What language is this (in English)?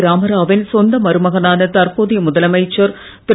Tamil